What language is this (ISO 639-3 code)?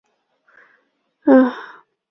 zho